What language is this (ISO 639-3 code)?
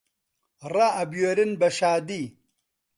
ckb